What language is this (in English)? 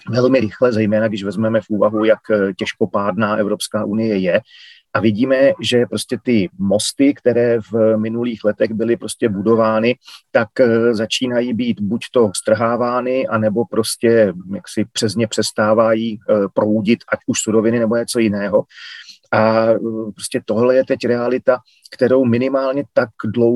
Czech